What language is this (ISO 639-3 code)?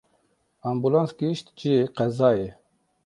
kur